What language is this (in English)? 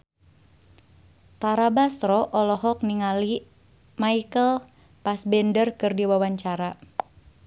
Sundanese